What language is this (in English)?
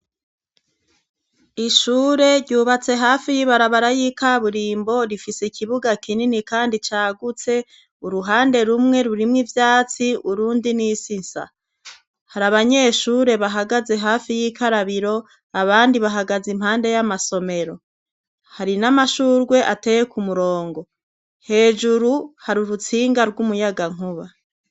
Rundi